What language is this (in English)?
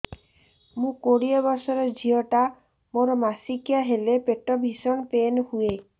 Odia